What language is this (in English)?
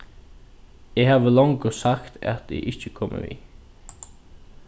Faroese